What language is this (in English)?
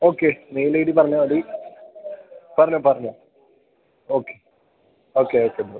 Malayalam